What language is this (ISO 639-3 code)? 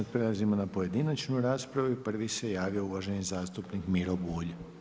hrv